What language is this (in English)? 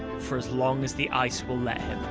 English